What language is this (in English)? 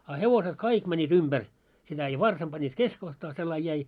Finnish